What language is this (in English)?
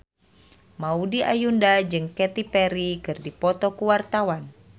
Sundanese